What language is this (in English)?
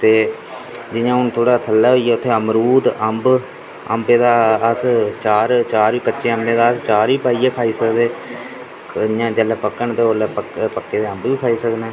Dogri